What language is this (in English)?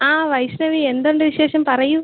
Malayalam